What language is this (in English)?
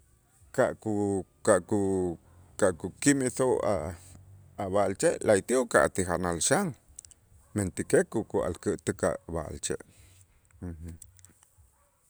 Itzá